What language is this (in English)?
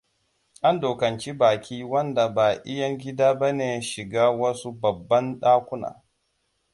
Hausa